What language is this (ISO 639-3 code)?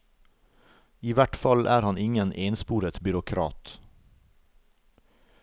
nor